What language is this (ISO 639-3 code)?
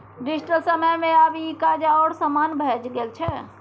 mai